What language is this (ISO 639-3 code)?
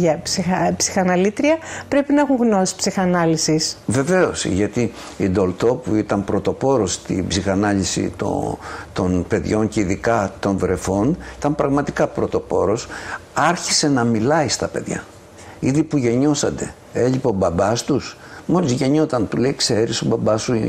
ell